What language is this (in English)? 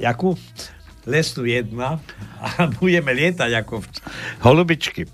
Slovak